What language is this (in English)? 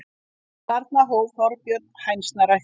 Icelandic